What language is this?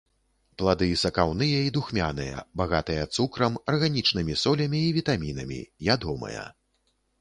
Belarusian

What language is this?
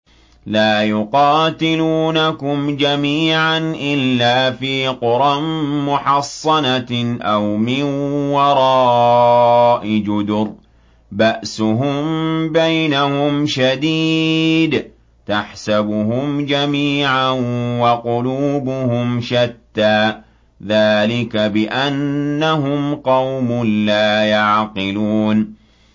Arabic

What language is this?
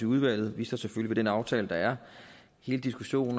Danish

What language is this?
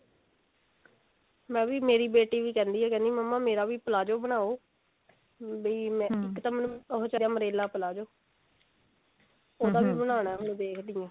Punjabi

